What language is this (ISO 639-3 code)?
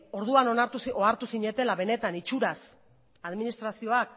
eus